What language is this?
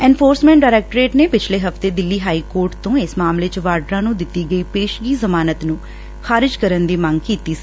Punjabi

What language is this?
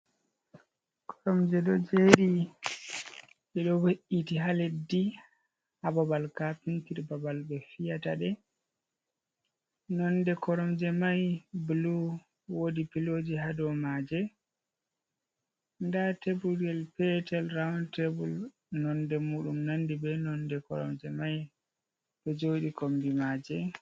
Fula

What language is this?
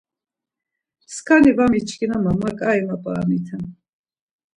Laz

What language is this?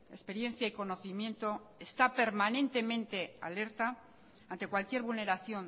Spanish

